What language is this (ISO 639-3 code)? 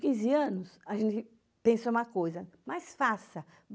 por